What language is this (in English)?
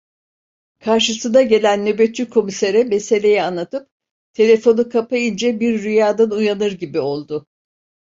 Turkish